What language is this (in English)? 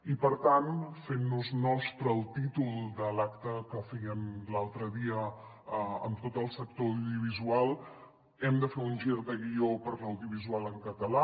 Catalan